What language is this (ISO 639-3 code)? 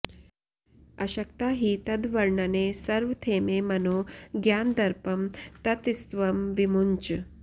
san